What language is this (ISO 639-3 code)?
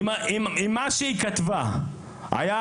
heb